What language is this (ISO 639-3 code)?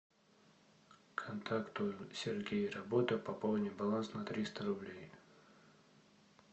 rus